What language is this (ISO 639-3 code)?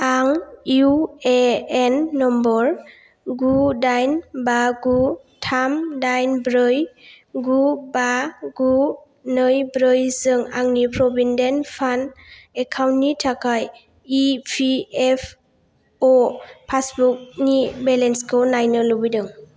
brx